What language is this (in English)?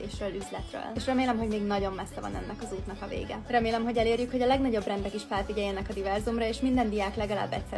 Hungarian